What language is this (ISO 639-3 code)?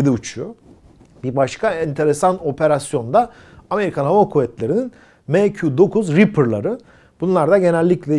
tur